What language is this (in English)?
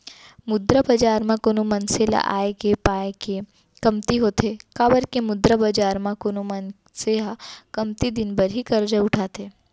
Chhattisgarhi